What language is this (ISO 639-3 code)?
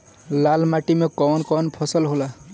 bho